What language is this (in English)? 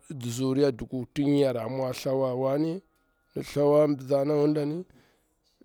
Bura-Pabir